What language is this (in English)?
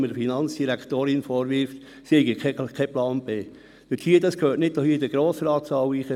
Swiss German